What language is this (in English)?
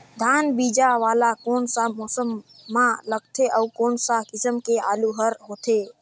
Chhattisgarhi